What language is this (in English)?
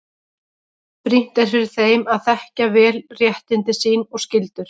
Icelandic